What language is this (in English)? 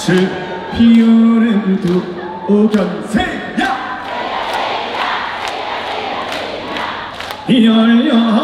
Korean